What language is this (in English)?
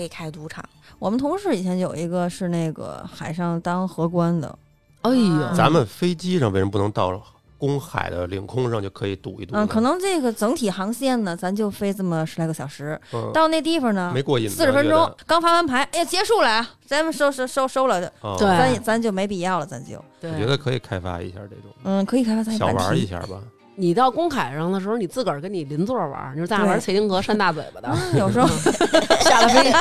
Chinese